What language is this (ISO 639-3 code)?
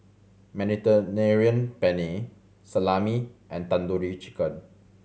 eng